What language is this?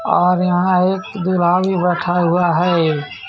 Hindi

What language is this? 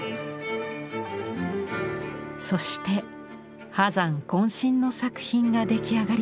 Japanese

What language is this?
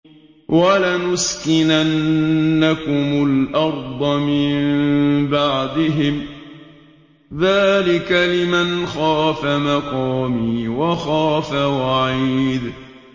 Arabic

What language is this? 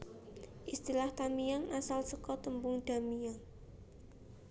Javanese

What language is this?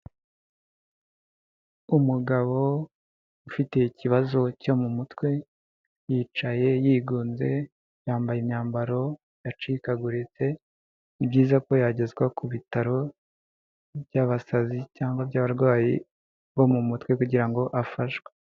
Kinyarwanda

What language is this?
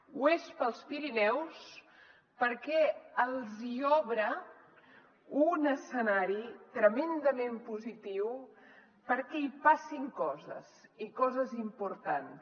Catalan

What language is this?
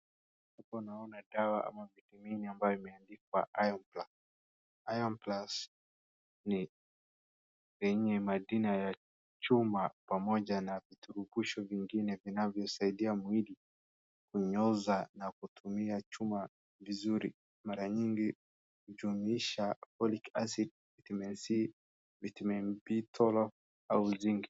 Swahili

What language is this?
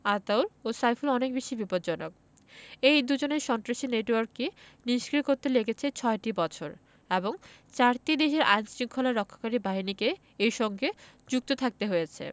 Bangla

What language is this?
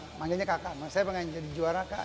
Indonesian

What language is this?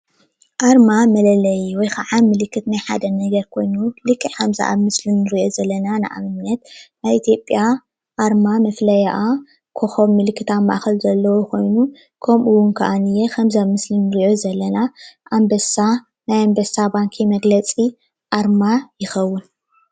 Tigrinya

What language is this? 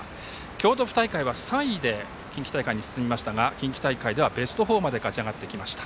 Japanese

